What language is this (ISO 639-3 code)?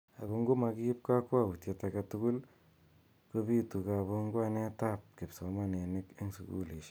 kln